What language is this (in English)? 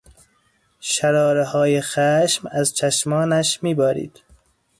Persian